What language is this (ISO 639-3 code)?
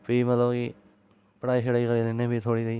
doi